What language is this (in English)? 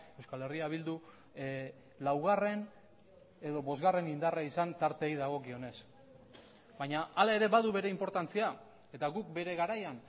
Basque